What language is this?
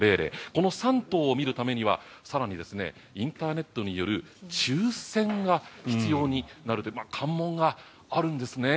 Japanese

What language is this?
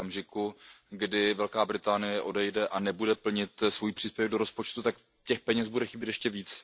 Czech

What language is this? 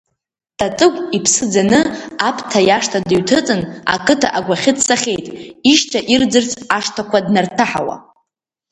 Abkhazian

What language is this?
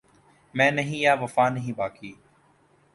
Urdu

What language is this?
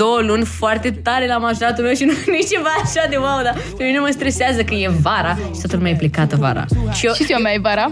Romanian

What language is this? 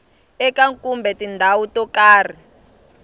Tsonga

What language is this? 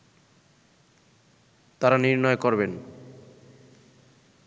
Bangla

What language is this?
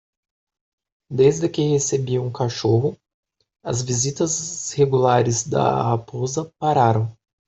Portuguese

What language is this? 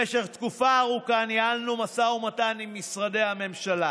Hebrew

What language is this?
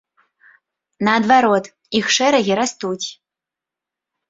Belarusian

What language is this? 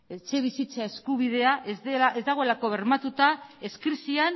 Basque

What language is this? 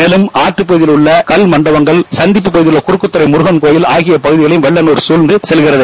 Tamil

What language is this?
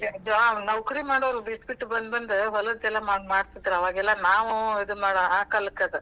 Kannada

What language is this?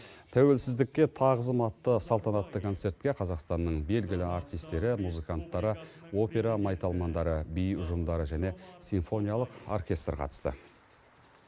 Kazakh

